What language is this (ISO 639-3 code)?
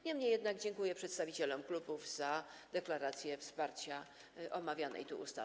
pol